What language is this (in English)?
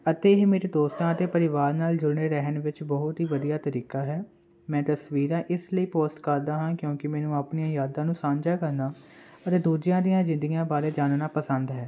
Punjabi